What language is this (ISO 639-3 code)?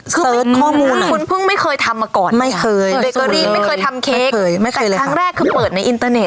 tha